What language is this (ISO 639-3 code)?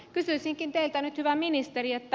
fin